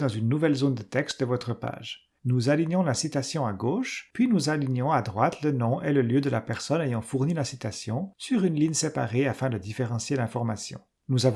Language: French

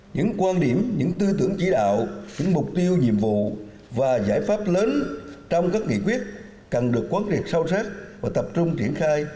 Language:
Vietnamese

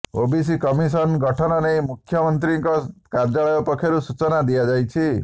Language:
Odia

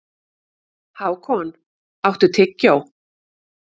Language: Icelandic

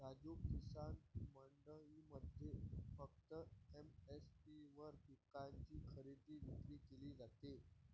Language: Marathi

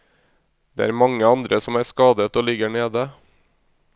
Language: Norwegian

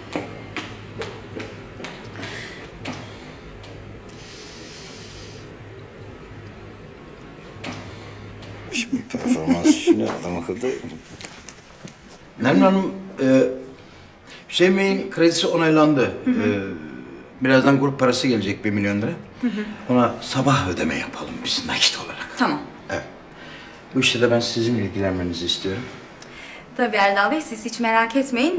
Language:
Turkish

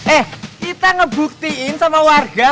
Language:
Indonesian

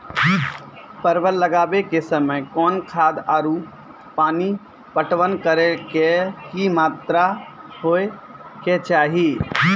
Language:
Maithili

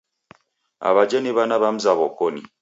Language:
Taita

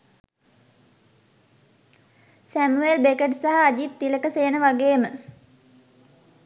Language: Sinhala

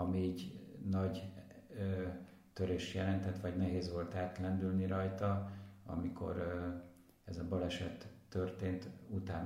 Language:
Hungarian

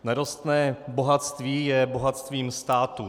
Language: Czech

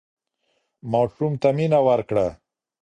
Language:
Pashto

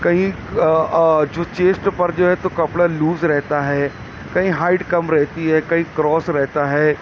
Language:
Urdu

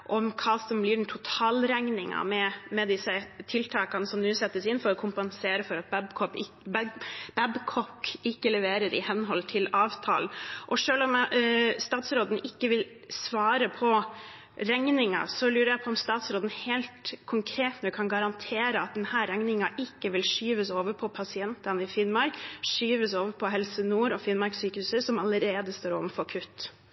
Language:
Norwegian Bokmål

